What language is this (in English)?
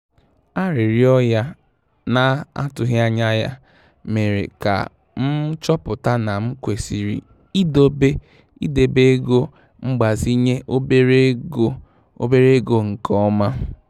Igbo